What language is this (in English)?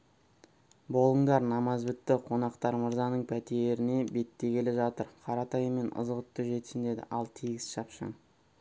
Kazakh